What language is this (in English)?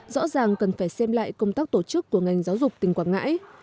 Vietnamese